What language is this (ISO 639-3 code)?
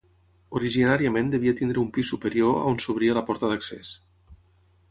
cat